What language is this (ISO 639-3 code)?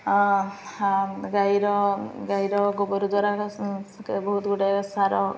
ori